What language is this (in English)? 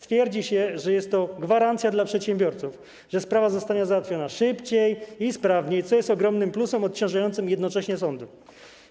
Polish